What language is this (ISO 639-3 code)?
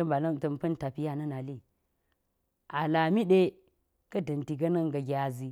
gyz